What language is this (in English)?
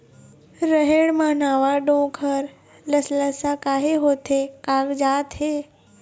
Chhattisgarhi